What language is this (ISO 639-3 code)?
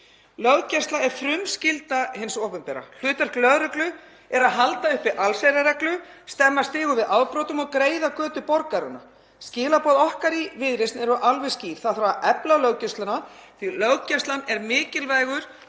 isl